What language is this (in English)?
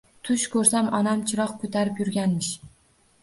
Uzbek